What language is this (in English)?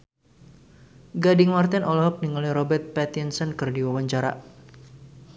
Sundanese